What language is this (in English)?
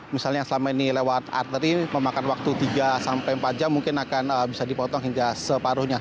Indonesian